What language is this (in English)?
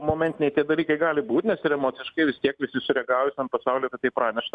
Lithuanian